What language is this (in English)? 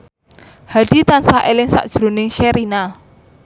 Javanese